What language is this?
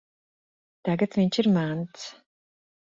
Latvian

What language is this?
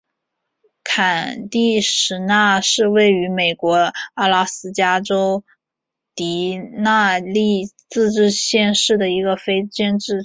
Chinese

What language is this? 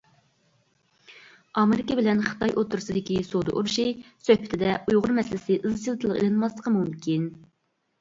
Uyghur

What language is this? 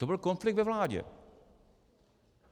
Czech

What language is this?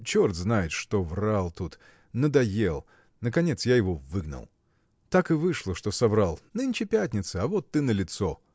Russian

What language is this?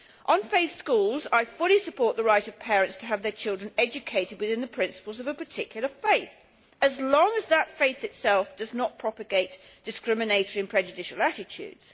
English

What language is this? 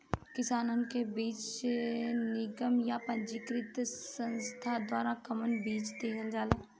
Bhojpuri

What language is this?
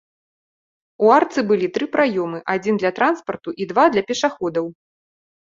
Belarusian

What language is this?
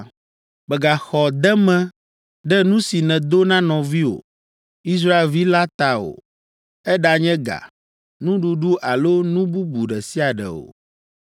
Ewe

